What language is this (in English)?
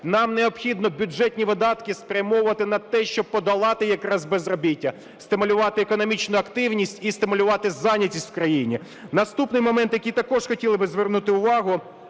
Ukrainian